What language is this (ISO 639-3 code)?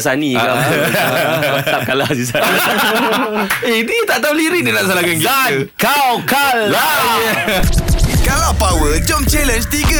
msa